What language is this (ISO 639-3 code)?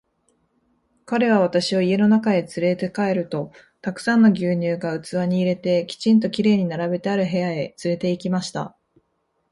jpn